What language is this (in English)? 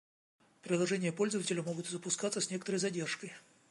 Russian